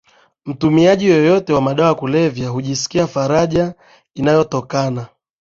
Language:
Swahili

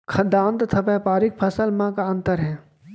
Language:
Chhattisgarhi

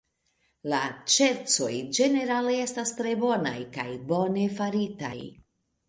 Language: Esperanto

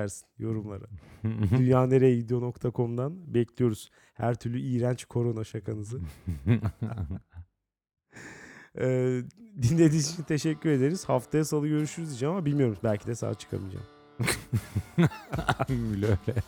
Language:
Turkish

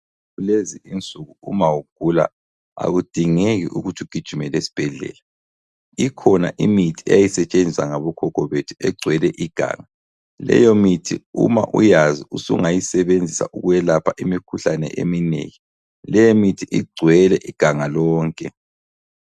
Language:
North Ndebele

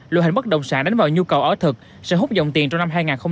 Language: Vietnamese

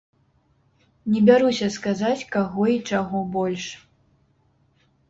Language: Belarusian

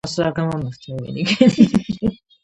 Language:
Georgian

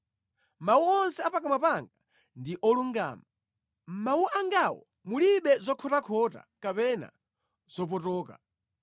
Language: Nyanja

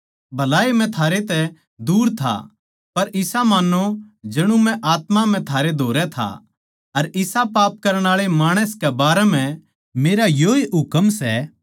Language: Haryanvi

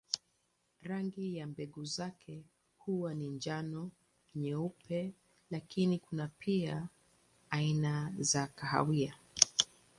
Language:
Swahili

